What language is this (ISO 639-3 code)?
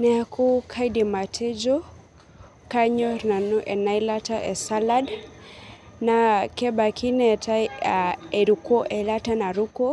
mas